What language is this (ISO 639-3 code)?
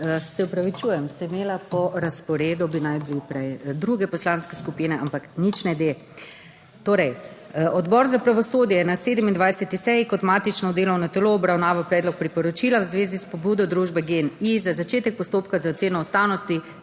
slv